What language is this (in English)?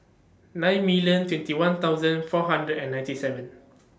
English